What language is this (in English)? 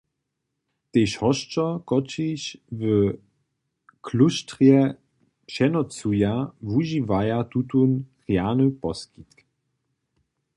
Upper Sorbian